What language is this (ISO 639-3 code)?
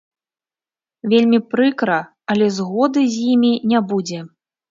bel